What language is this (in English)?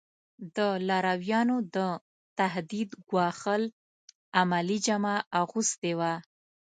Pashto